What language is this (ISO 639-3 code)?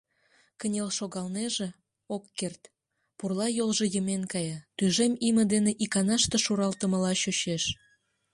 chm